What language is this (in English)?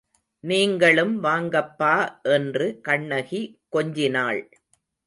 Tamil